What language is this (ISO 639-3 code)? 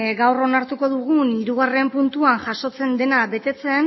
eus